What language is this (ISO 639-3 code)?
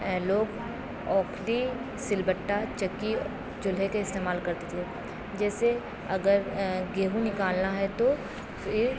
urd